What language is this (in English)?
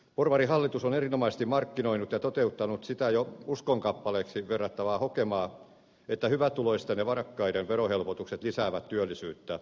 Finnish